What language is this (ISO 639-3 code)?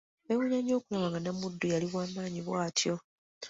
lug